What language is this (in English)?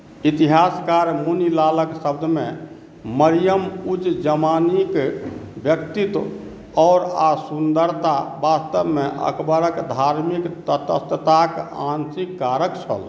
Maithili